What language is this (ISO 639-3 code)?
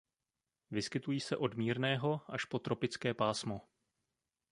ces